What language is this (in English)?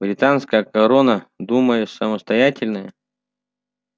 Russian